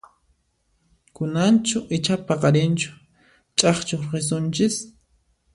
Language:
Puno Quechua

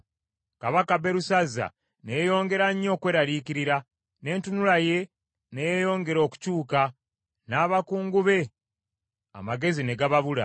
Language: Ganda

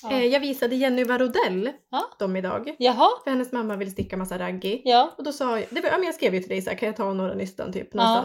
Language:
Swedish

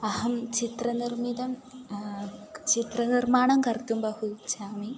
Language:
Sanskrit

